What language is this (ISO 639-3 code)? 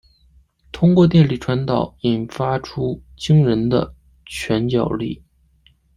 zho